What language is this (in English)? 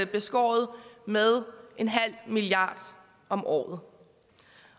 Danish